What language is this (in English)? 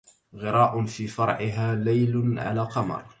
Arabic